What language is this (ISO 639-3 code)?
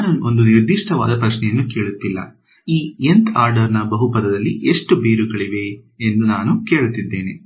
kan